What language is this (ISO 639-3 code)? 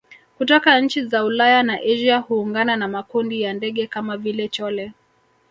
swa